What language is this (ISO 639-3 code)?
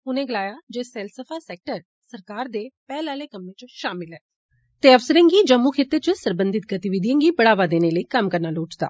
doi